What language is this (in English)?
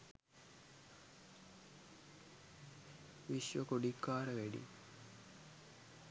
Sinhala